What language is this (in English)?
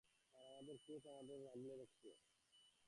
Bangla